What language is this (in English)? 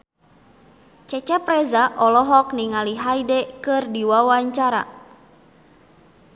Sundanese